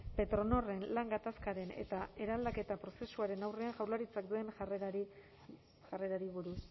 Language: Basque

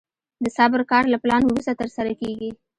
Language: Pashto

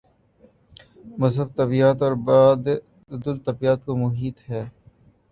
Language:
Urdu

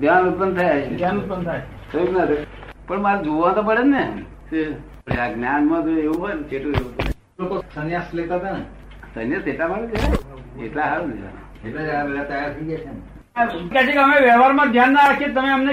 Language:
Gujarati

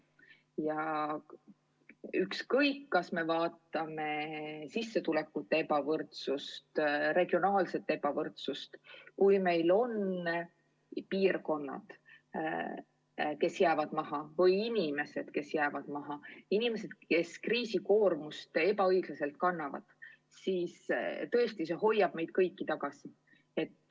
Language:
Estonian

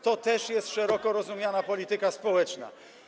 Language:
Polish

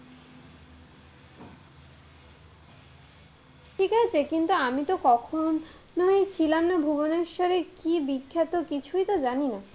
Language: Bangla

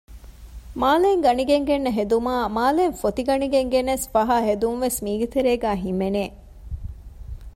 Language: Divehi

